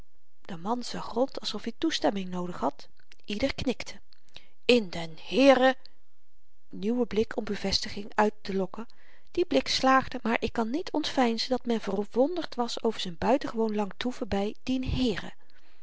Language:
Dutch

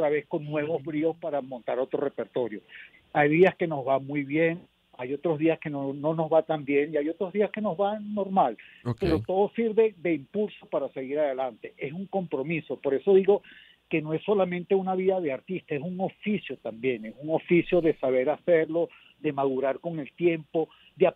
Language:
Spanish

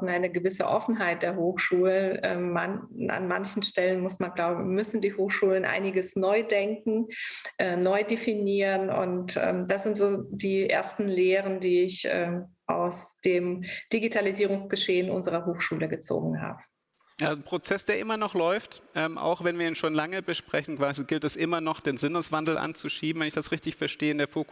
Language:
German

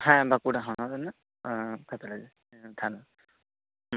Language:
Santali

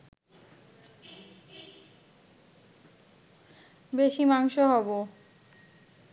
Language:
Bangla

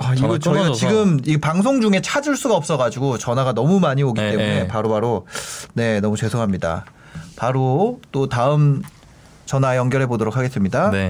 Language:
Korean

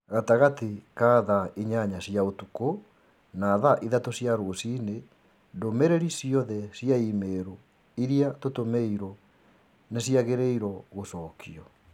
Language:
Kikuyu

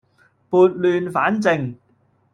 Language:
Cantonese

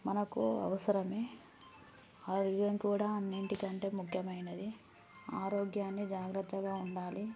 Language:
Telugu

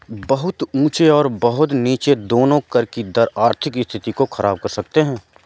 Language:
Hindi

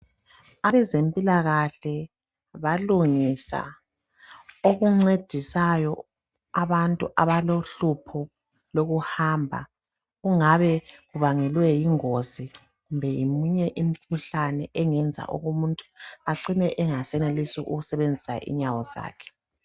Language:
North Ndebele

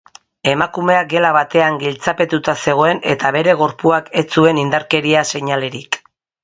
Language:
Basque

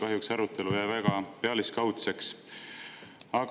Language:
Estonian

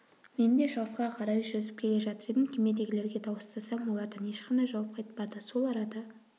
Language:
Kazakh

